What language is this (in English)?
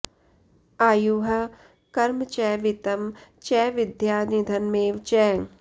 Sanskrit